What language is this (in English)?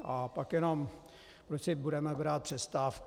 Czech